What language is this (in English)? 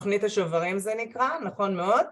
Hebrew